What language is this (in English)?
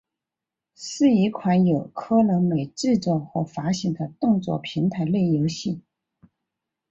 Chinese